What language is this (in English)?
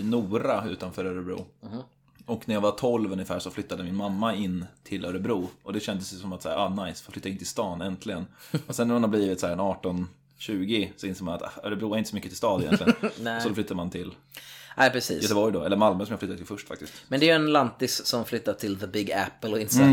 Swedish